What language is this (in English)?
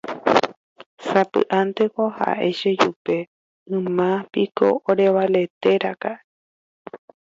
Guarani